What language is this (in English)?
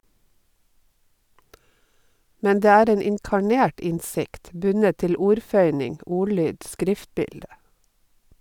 Norwegian